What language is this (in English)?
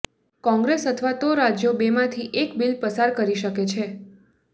Gujarati